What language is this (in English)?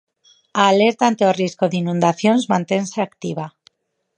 Galician